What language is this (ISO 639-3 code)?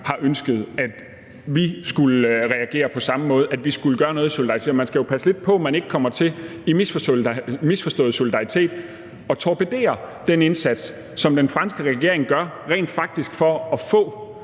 dan